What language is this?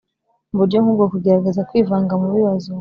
Kinyarwanda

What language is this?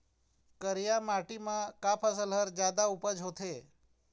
Chhattisgarhi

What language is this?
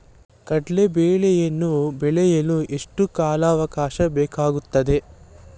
Kannada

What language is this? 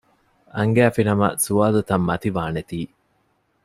Divehi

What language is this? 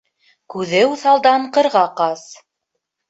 Bashkir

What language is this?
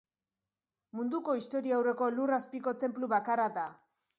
Basque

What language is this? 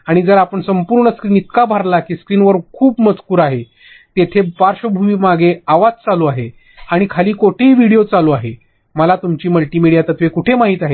Marathi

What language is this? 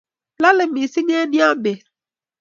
Kalenjin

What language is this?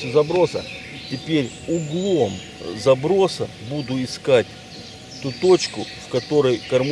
Russian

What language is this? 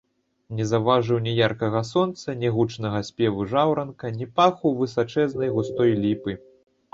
Belarusian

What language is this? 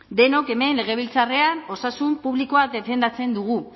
Basque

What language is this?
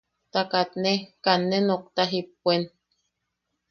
Yaqui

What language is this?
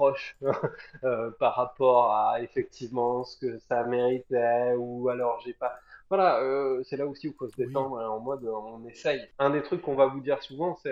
French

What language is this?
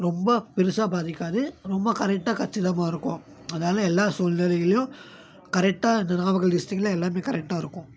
Tamil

